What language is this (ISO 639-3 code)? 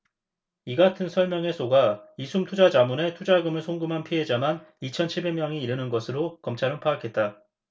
kor